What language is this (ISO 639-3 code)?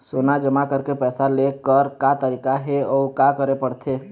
hne